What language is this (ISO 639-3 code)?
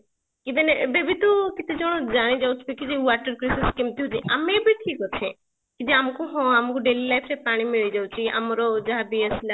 ori